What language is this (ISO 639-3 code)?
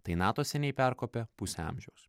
lit